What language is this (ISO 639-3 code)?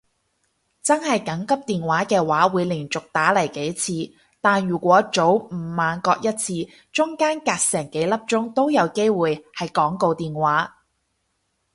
yue